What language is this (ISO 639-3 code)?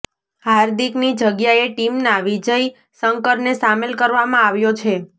guj